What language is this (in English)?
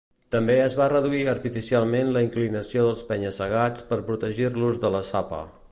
Catalan